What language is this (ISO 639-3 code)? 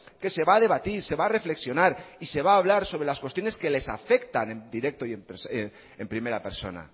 spa